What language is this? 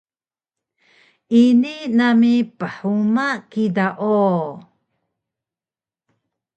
Taroko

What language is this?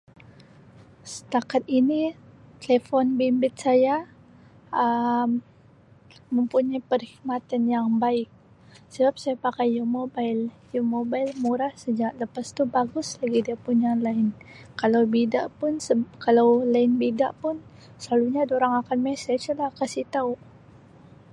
Sabah Malay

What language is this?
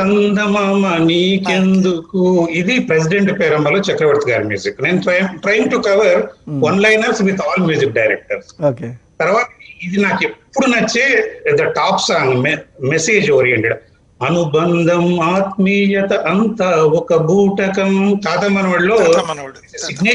Hindi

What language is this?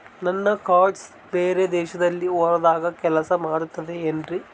Kannada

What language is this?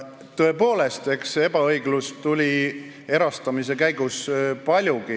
Estonian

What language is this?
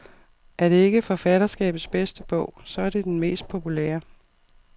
Danish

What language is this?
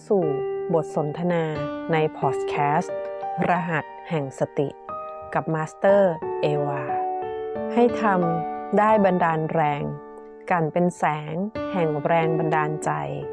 Thai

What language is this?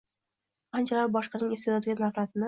Uzbek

